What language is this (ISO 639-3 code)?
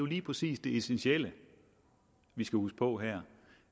dan